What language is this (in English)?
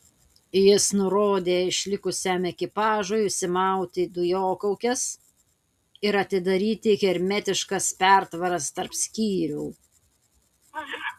Lithuanian